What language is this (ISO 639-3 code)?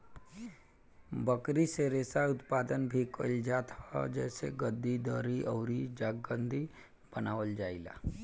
bho